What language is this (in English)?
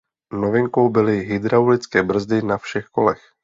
Czech